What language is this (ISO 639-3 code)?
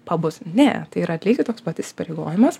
lit